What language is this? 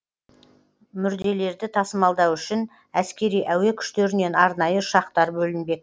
Kazakh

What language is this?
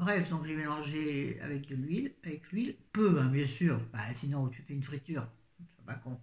French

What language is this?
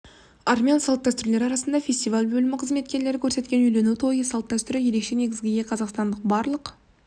Kazakh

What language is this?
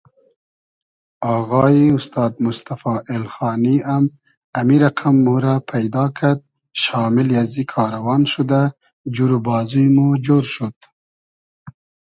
Hazaragi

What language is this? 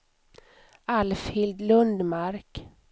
Swedish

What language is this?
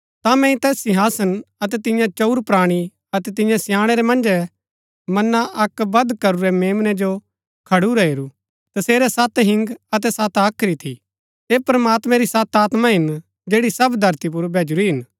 Gaddi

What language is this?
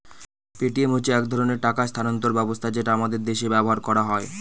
Bangla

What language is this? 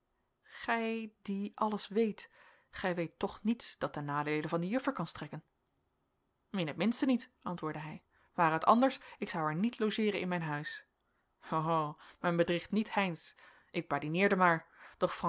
Dutch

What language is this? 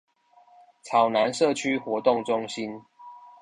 Chinese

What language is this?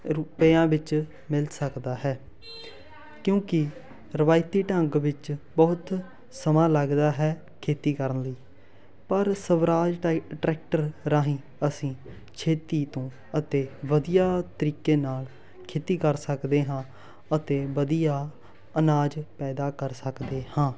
Punjabi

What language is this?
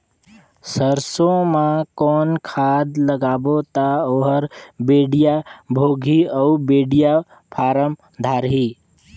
Chhattisgarhi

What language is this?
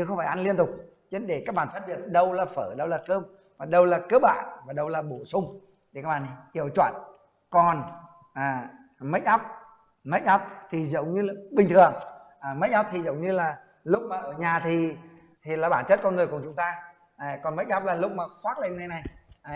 Vietnamese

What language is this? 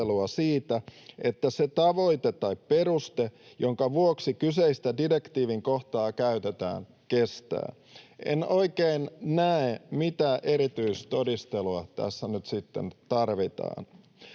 Finnish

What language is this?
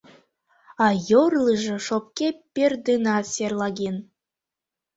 Mari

